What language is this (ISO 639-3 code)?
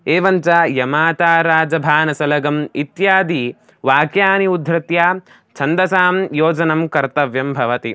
san